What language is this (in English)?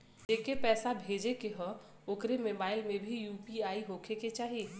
Bhojpuri